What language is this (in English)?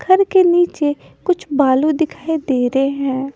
Hindi